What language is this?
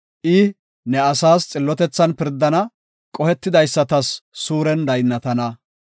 Gofa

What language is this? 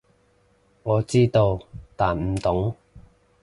Cantonese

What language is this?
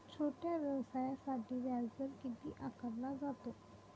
Marathi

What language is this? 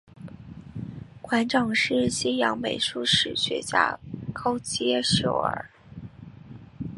Chinese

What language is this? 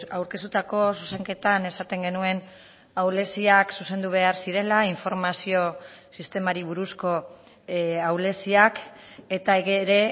Basque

